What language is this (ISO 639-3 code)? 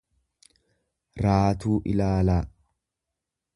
orm